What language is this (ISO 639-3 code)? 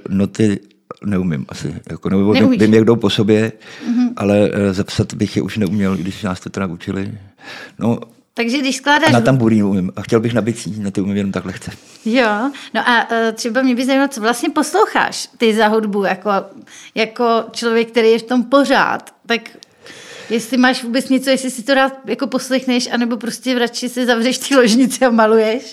ces